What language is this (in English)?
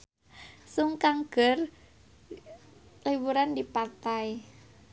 Sundanese